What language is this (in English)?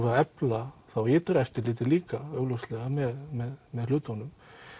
Icelandic